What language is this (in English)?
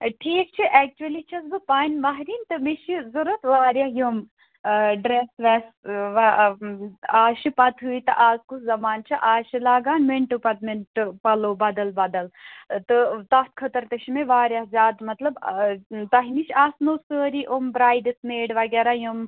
Kashmiri